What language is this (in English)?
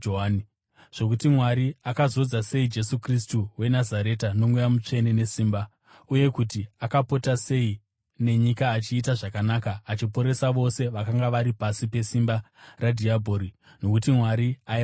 Shona